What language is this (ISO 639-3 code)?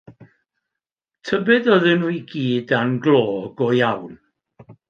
cym